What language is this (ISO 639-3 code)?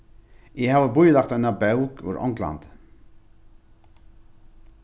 fao